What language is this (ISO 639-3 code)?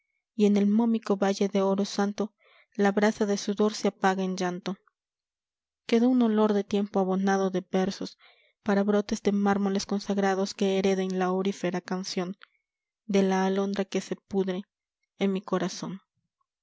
spa